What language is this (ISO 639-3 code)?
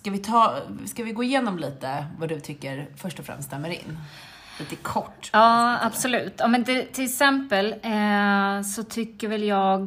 swe